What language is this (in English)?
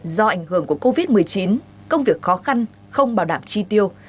Vietnamese